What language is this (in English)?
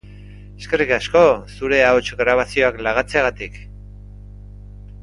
Basque